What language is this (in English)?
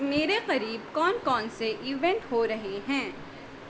Urdu